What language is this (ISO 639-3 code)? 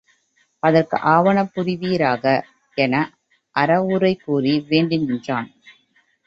tam